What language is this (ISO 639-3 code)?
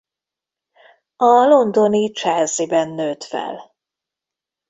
hun